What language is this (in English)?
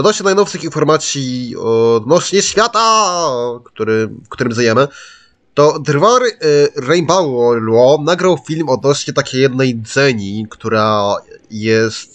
Polish